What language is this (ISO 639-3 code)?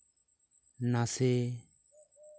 sat